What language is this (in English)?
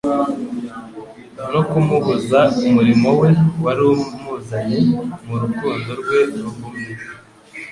Kinyarwanda